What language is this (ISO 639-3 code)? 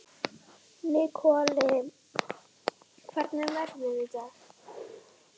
isl